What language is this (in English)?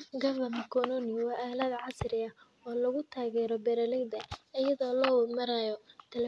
Somali